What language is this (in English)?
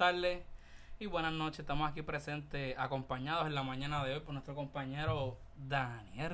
Spanish